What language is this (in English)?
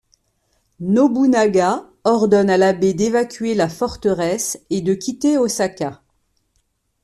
French